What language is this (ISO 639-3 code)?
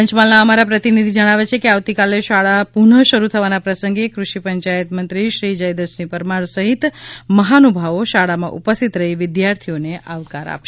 guj